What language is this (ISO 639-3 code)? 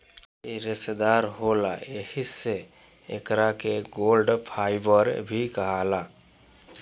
bho